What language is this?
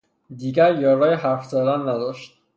Persian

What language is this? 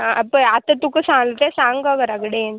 Konkani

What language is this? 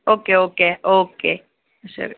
Gujarati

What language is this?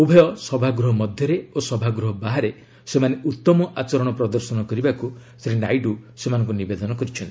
Odia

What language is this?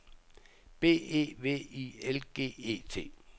Danish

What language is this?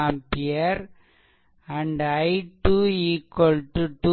Tamil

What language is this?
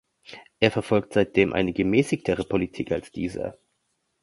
German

